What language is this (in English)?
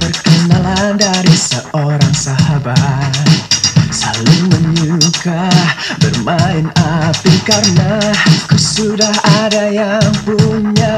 Vietnamese